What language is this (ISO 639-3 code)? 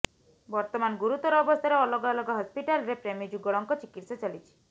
ori